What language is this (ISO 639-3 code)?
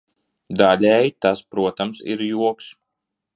lav